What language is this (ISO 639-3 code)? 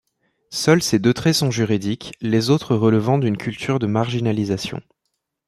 fra